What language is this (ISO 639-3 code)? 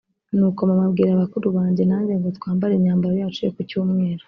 kin